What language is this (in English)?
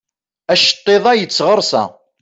Kabyle